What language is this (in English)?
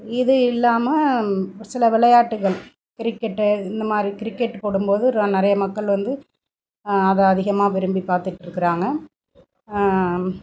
Tamil